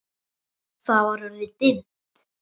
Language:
Icelandic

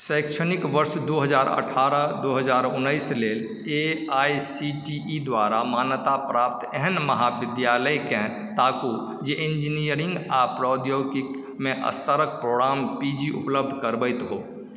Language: Maithili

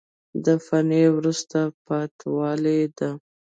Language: Pashto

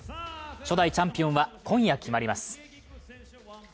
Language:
Japanese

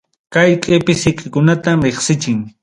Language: Ayacucho Quechua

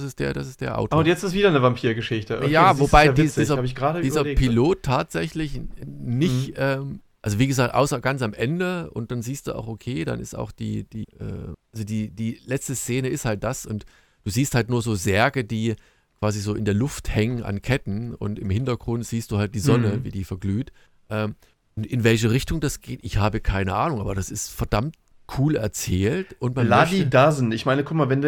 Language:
German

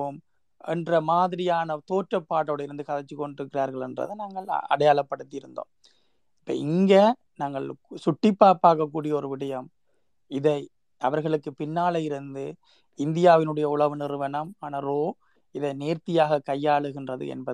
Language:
Tamil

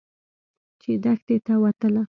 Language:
Pashto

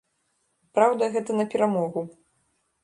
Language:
Belarusian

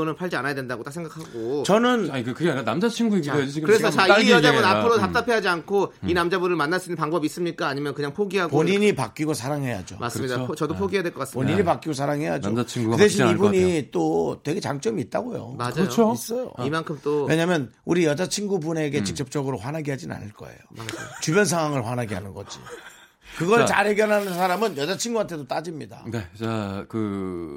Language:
Korean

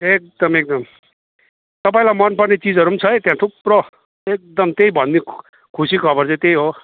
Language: Nepali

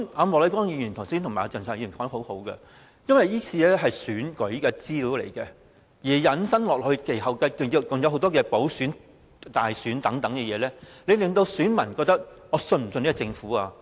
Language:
Cantonese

